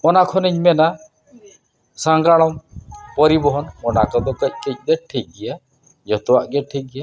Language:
Santali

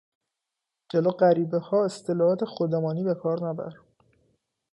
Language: Persian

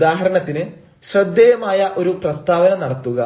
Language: Malayalam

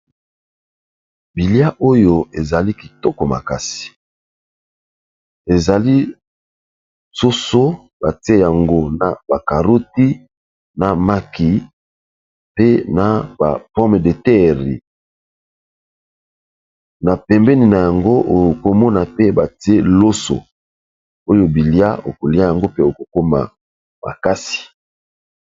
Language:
Lingala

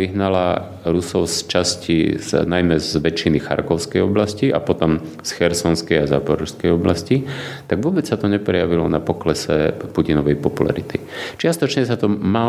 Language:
Slovak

